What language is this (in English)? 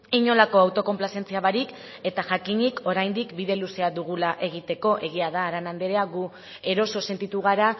Basque